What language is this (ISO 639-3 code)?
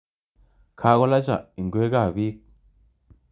kln